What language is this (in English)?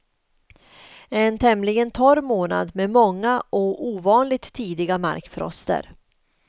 Swedish